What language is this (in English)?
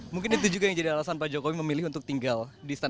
Indonesian